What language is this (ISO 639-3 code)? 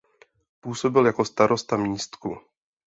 ces